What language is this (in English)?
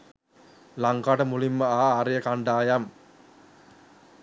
Sinhala